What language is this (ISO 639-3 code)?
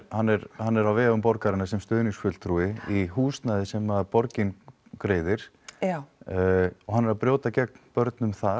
isl